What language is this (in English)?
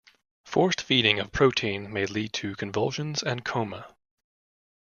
English